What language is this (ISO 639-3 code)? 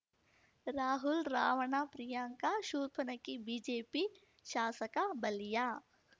kan